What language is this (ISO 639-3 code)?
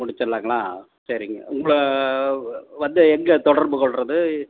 tam